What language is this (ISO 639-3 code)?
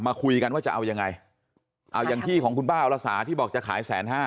tha